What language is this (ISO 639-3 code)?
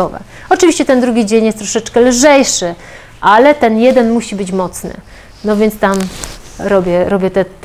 pol